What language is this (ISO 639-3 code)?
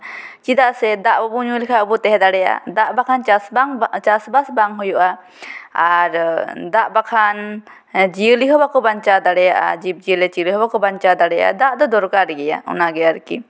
sat